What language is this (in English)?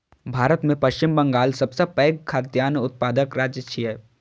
Maithili